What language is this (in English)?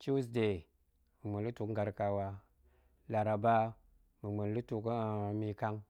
Goemai